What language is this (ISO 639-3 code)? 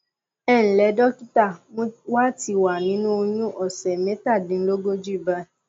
yor